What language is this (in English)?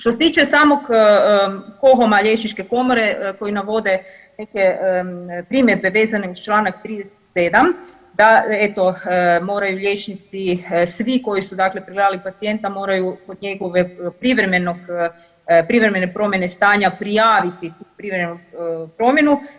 Croatian